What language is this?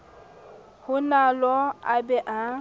Southern Sotho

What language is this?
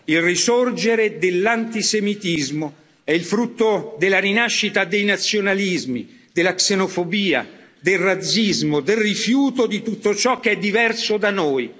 Italian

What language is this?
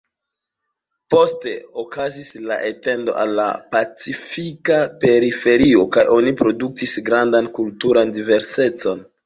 Esperanto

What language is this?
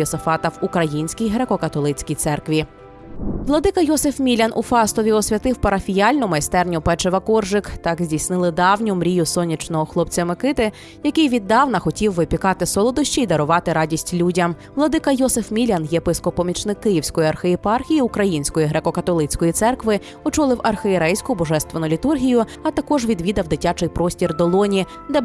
Ukrainian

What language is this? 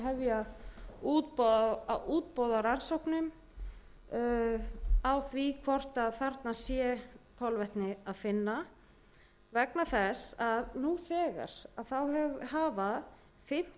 Icelandic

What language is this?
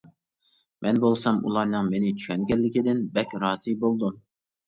Uyghur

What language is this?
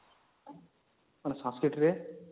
Odia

